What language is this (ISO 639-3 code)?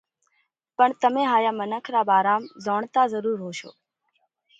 kvx